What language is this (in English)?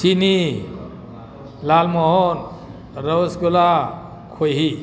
Manipuri